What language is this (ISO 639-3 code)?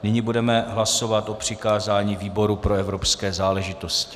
ces